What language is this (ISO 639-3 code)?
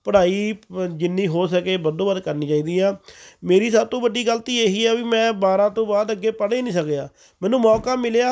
pan